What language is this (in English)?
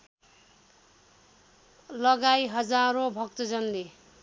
Nepali